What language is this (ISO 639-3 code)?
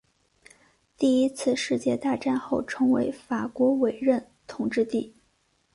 zho